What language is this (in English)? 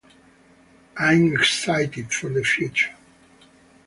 English